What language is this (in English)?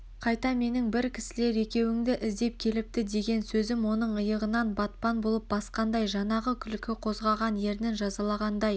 Kazakh